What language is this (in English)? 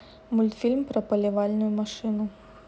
Russian